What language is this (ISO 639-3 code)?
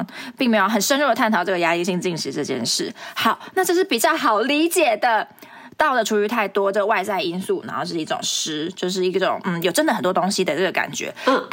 zho